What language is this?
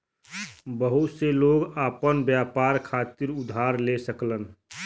Bhojpuri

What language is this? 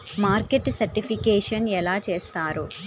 Telugu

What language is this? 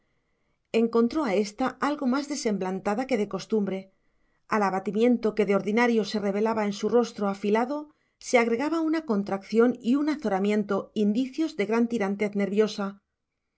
Spanish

